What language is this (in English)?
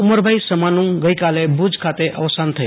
Gujarati